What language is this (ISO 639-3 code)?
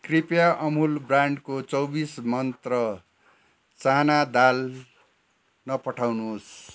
nep